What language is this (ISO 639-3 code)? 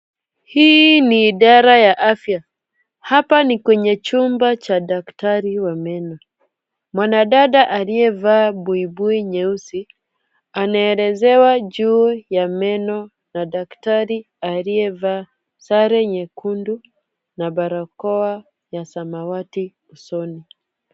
swa